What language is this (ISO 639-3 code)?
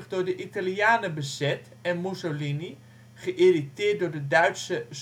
nld